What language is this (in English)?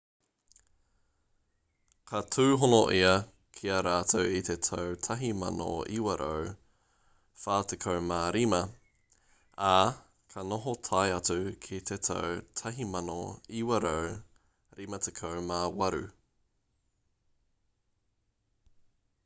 Māori